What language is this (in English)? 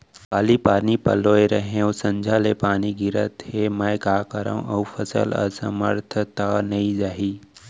Chhattisgarhi